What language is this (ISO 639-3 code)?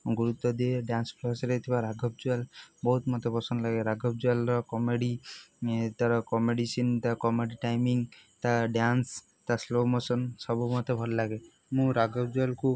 ori